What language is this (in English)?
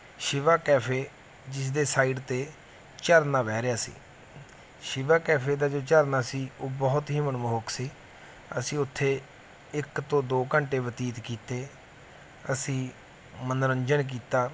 Punjabi